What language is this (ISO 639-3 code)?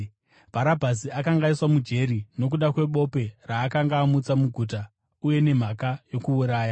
sna